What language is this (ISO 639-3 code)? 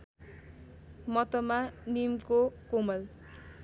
nep